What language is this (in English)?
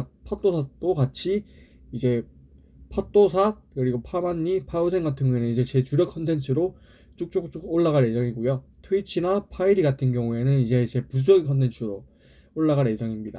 Korean